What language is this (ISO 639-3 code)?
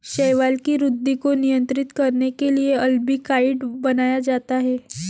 mar